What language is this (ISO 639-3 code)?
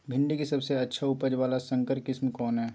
mag